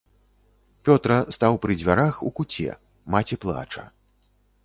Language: Belarusian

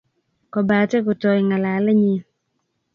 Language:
Kalenjin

